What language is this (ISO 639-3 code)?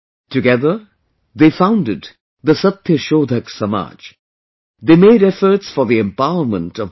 eng